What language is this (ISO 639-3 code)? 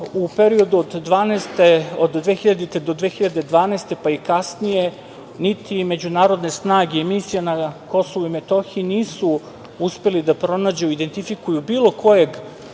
srp